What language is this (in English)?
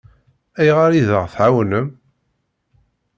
Kabyle